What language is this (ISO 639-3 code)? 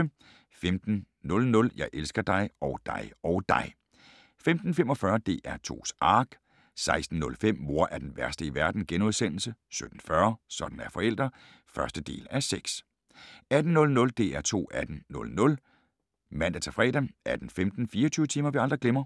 dan